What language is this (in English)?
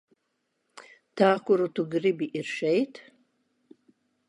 Latvian